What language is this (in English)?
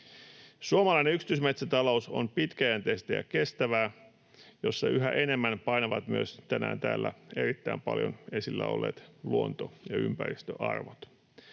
Finnish